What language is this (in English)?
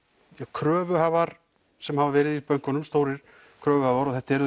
Icelandic